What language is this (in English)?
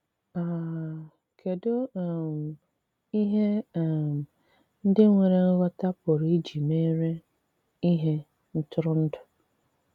Igbo